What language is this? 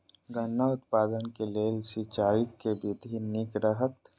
Maithili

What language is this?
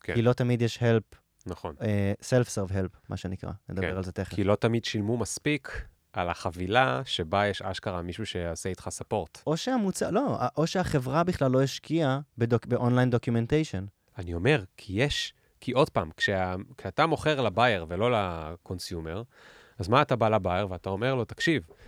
Hebrew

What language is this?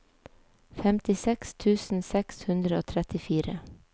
Norwegian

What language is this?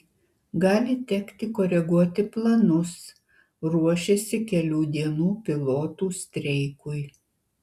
Lithuanian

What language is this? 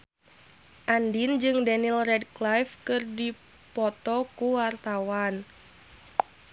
Sundanese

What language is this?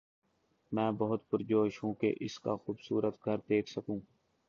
Urdu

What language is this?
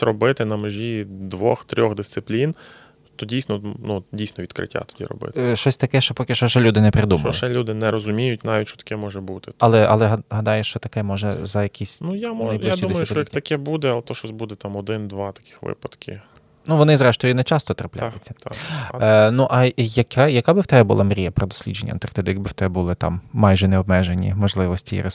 Ukrainian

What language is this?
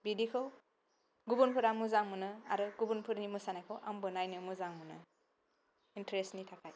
Bodo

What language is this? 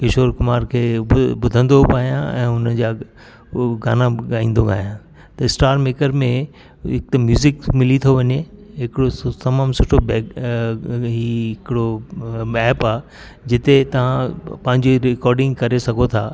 Sindhi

